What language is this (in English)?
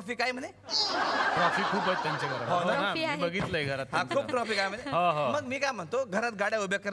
Marathi